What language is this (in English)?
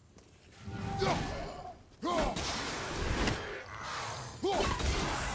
Russian